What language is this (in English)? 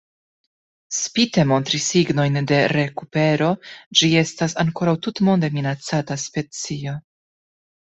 Esperanto